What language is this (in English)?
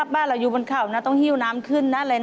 Thai